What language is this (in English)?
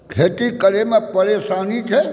Maithili